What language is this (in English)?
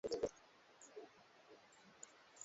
Swahili